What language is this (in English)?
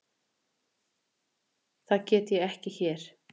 Icelandic